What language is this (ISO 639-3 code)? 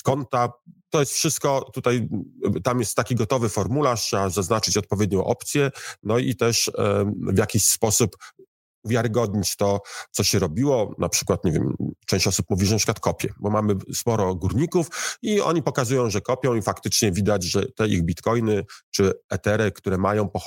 pol